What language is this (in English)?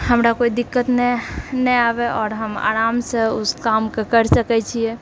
Maithili